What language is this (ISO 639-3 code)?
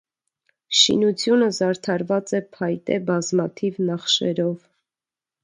hye